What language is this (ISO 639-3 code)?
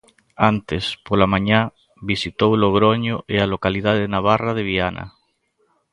glg